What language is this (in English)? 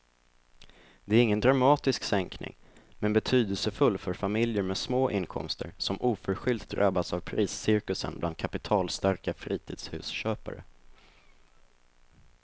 Swedish